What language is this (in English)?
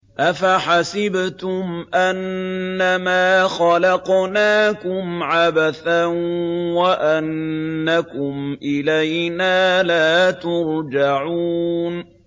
Arabic